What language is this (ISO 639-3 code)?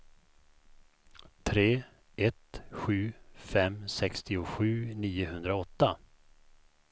swe